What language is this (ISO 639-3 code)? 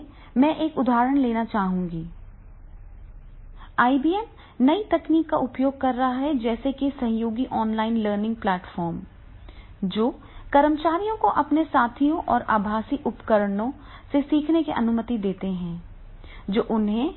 hin